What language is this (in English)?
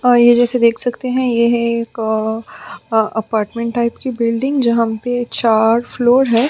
Hindi